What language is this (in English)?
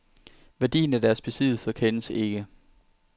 Danish